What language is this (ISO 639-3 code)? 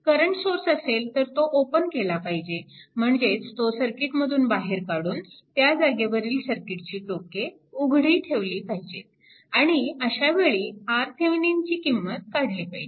mar